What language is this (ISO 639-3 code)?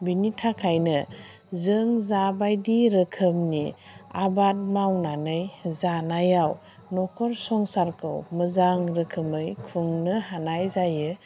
brx